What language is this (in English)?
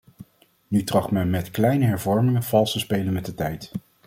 Dutch